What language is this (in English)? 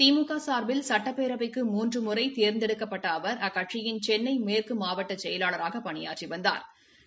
Tamil